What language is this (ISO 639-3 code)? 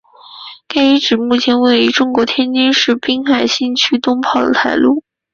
zho